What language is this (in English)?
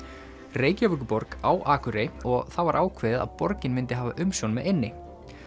Icelandic